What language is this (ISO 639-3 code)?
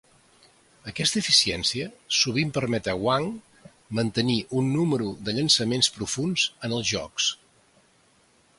cat